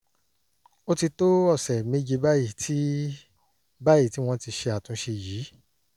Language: Yoruba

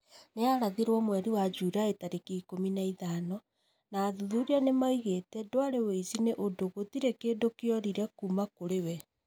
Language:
Kikuyu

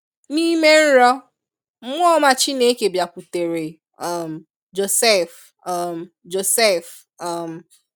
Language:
Igbo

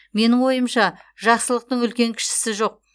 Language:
Kazakh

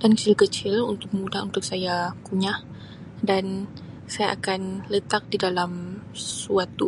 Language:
Sabah Malay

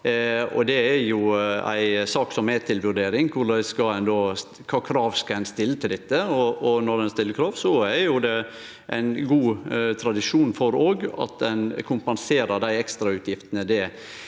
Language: Norwegian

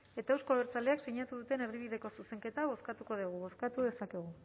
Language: Basque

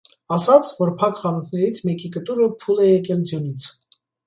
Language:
Armenian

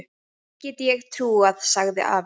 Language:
Icelandic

